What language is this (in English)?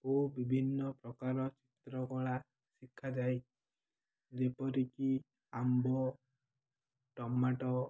Odia